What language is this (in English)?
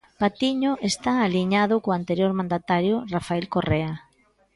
Galician